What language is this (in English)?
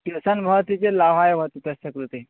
Sanskrit